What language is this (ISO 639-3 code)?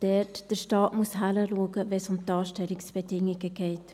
gsw